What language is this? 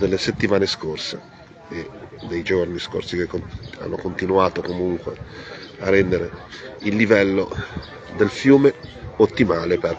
Italian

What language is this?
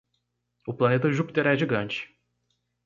Portuguese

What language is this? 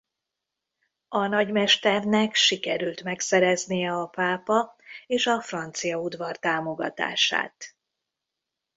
Hungarian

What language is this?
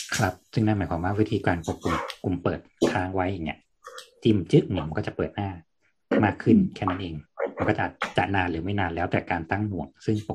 Thai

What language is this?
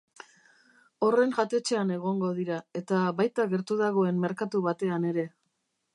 Basque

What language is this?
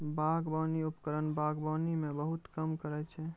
Maithili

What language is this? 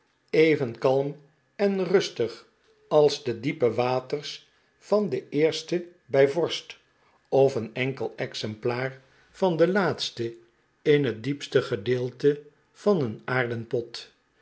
Dutch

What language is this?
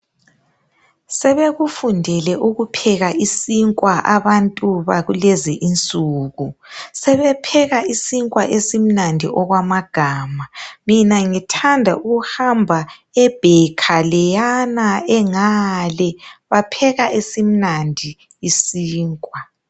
North Ndebele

